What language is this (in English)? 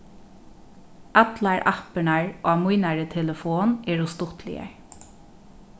Faroese